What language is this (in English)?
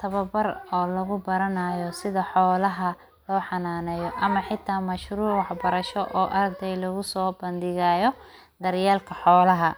Somali